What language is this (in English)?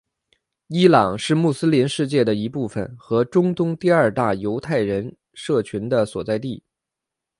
Chinese